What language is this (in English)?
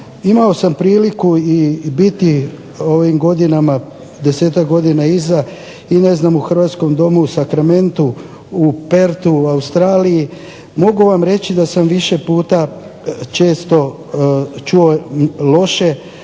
Croatian